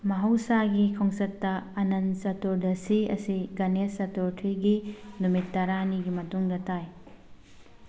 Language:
Manipuri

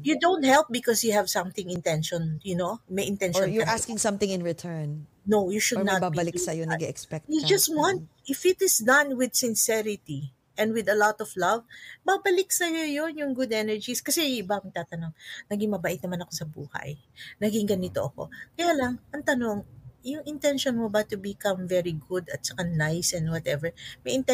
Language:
Filipino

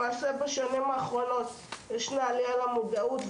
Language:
Hebrew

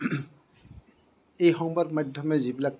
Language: Assamese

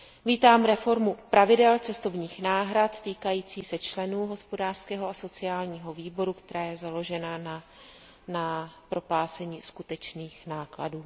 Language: Czech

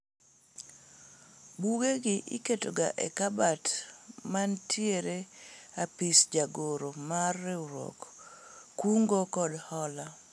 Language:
Luo (Kenya and Tanzania)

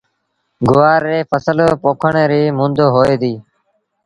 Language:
Sindhi Bhil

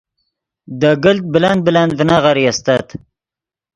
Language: Yidgha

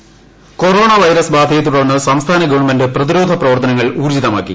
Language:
Malayalam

